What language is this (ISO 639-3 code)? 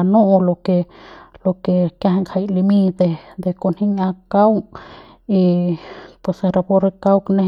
pbs